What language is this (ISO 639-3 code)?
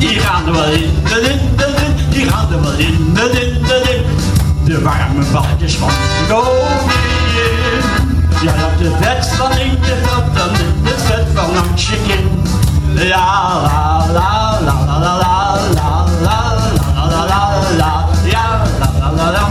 nld